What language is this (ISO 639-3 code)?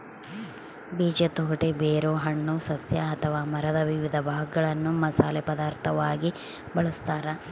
kan